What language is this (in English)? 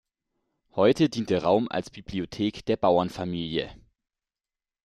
German